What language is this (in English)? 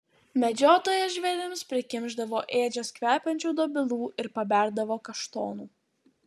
Lithuanian